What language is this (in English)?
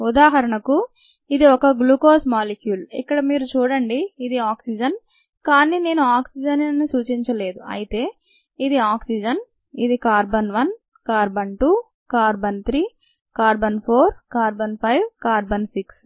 Telugu